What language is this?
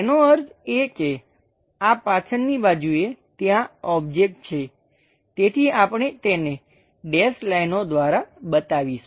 Gujarati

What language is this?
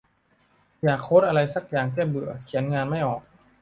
Thai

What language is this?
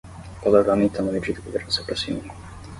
Portuguese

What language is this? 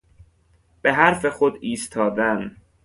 Persian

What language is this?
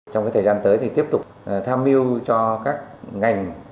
Vietnamese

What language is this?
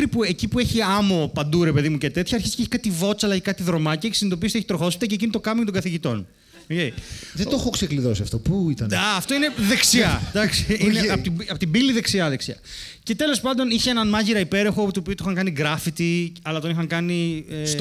Greek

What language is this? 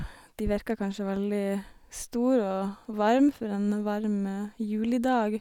Norwegian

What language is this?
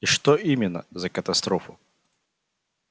Russian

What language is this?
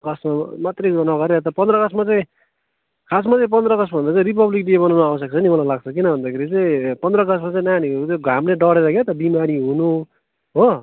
Nepali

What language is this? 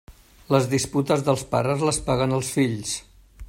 Catalan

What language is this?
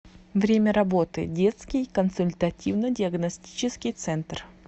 Russian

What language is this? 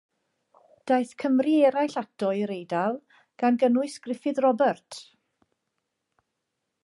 Welsh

